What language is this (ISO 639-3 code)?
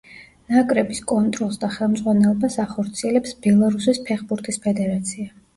kat